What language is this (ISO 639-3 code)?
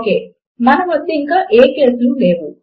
tel